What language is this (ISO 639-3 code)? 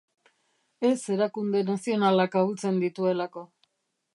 eus